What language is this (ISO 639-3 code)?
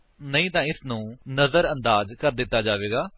pan